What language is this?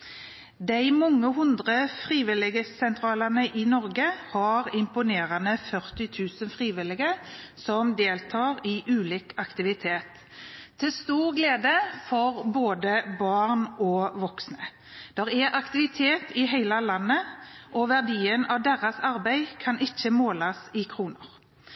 Norwegian Bokmål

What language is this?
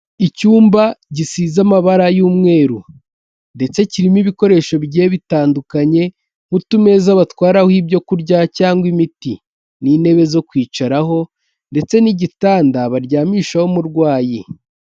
Kinyarwanda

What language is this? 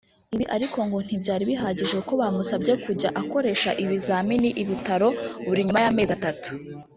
Kinyarwanda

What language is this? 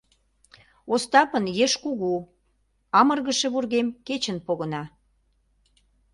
Mari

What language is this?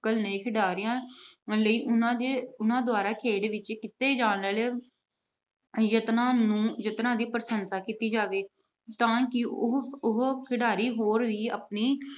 Punjabi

